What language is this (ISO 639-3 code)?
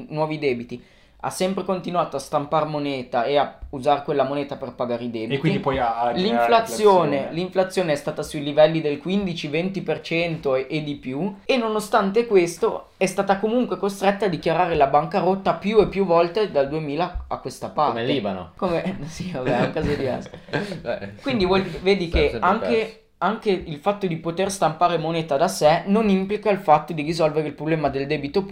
ita